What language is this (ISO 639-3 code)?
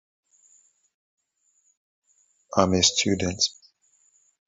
eng